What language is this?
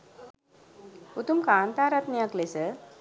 Sinhala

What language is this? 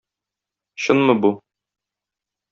Tatar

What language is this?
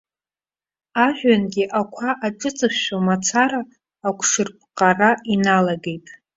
Abkhazian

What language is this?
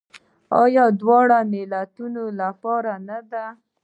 Pashto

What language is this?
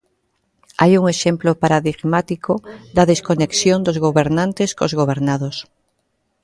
Galician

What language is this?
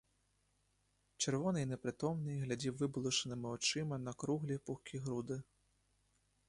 Ukrainian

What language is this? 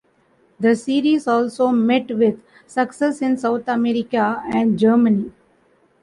English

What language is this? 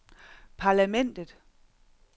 Danish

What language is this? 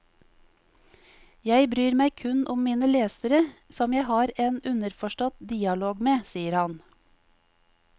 Norwegian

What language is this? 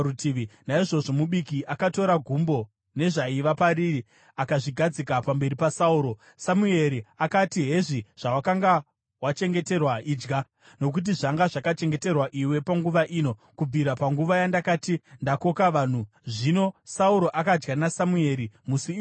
Shona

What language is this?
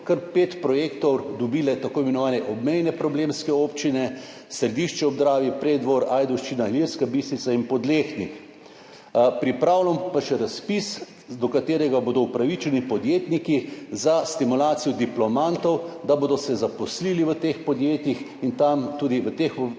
Slovenian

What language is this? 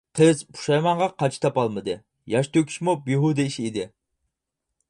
Uyghur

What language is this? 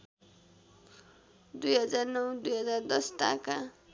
Nepali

